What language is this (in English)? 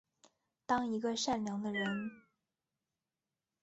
Chinese